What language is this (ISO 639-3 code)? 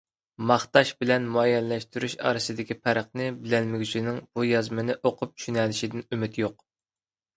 uig